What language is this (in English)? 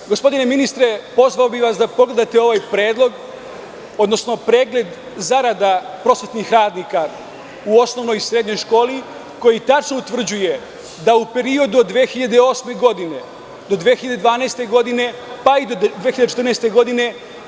Serbian